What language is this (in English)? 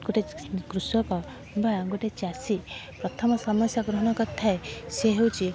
Odia